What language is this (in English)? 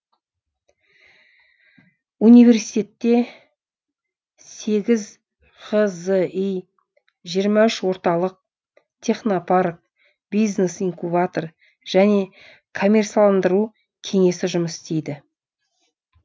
Kazakh